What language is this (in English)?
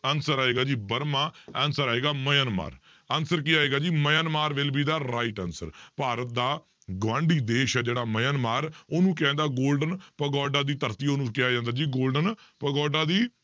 Punjabi